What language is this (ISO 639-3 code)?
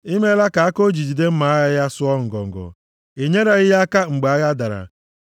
ibo